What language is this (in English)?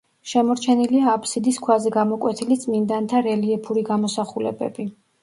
Georgian